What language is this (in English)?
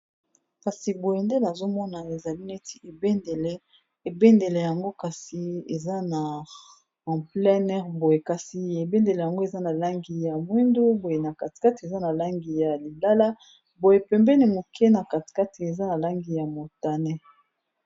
Lingala